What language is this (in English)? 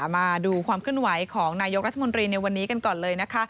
Thai